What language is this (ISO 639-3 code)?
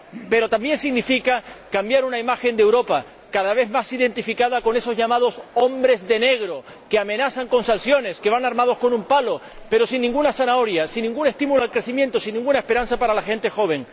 spa